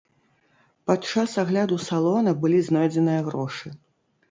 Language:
Belarusian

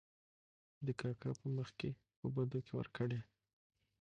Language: Pashto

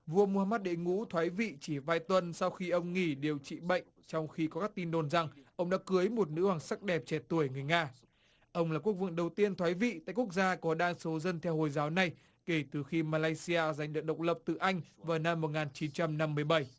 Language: Vietnamese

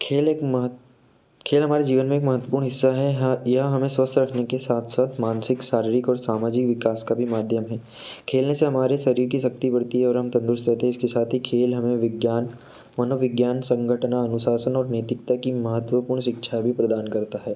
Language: Hindi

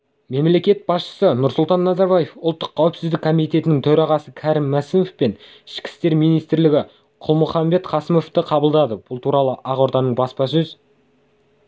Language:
Kazakh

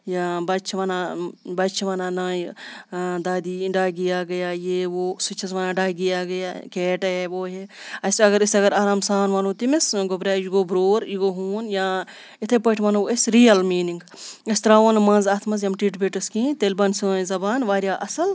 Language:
Kashmiri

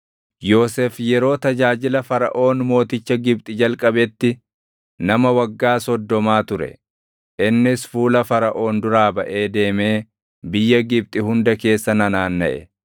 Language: Oromo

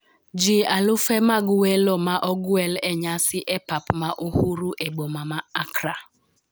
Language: Luo (Kenya and Tanzania)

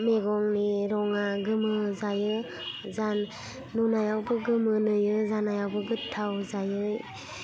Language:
Bodo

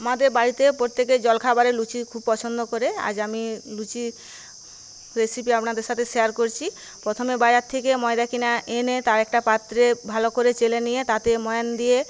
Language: Bangla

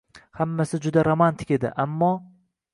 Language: Uzbek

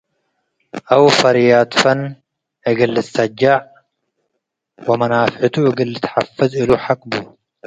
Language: Tigre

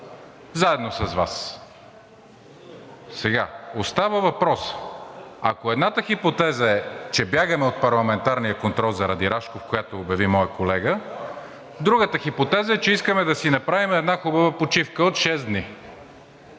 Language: Bulgarian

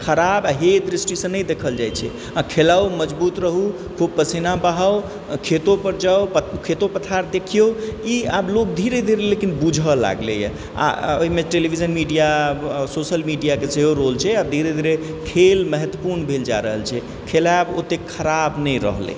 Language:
Maithili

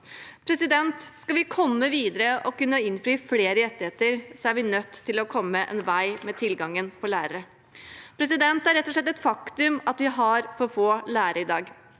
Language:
Norwegian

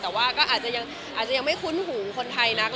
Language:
Thai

